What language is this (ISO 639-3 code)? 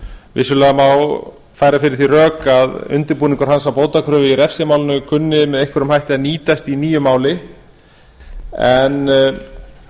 isl